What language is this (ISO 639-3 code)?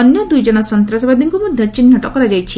ori